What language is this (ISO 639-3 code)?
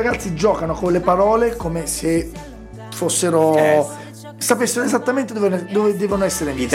ita